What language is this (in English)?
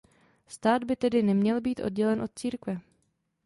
Czech